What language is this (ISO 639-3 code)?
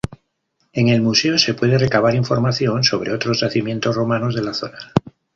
spa